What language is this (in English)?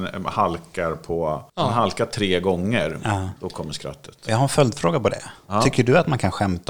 Swedish